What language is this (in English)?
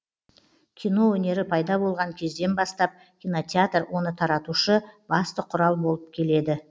Kazakh